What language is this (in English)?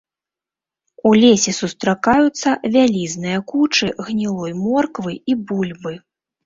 Belarusian